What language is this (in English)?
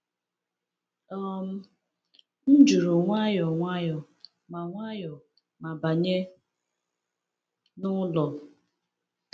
Igbo